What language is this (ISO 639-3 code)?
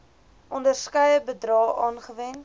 afr